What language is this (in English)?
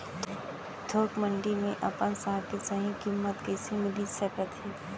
Chhattisgarhi